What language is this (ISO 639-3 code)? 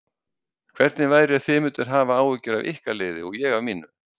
isl